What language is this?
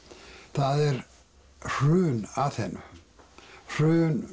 Icelandic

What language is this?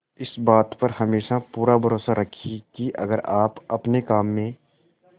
Hindi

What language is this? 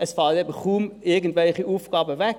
Swiss German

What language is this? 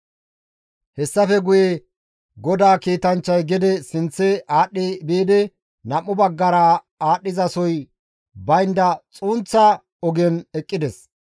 Gamo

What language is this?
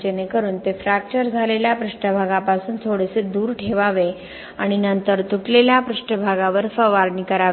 Marathi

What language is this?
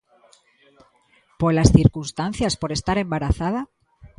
Galician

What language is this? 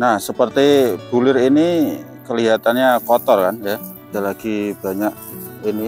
Indonesian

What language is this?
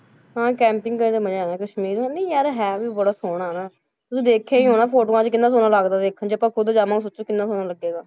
Punjabi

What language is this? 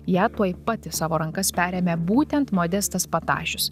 Lithuanian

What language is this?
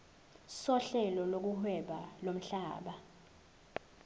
Zulu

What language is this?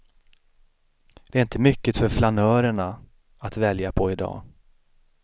Swedish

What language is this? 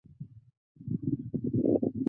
Chinese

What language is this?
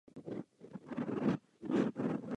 Czech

